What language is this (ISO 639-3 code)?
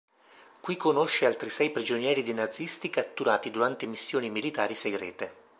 ita